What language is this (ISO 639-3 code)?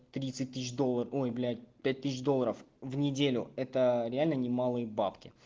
rus